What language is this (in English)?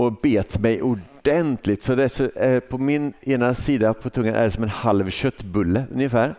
Swedish